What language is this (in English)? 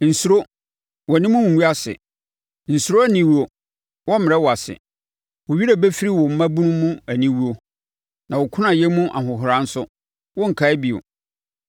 Akan